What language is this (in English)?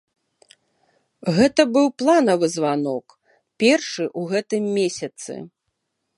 Belarusian